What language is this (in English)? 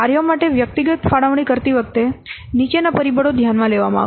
Gujarati